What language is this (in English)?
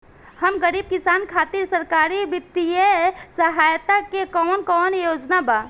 Bhojpuri